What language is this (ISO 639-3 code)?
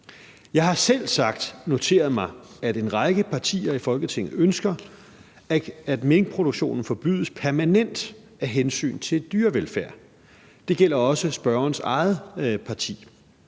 dan